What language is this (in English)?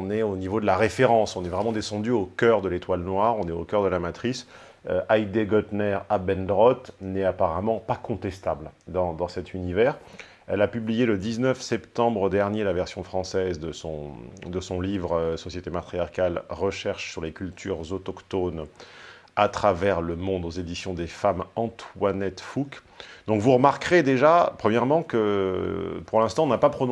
French